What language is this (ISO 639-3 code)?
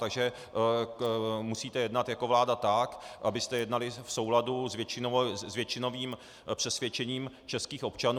ces